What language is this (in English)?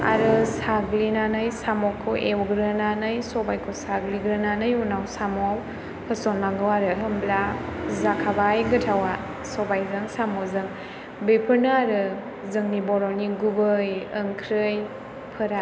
Bodo